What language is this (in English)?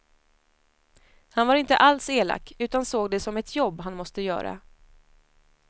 Swedish